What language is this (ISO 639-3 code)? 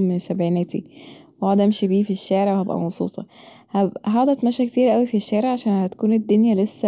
arz